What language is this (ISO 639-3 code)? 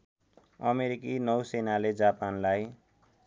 nep